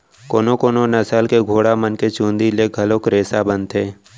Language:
Chhattisgarhi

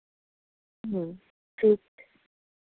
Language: Maithili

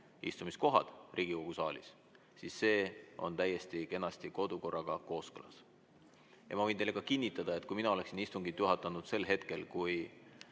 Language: Estonian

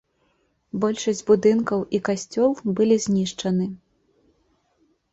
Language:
Belarusian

